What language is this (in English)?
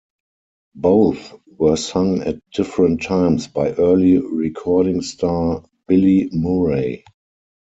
English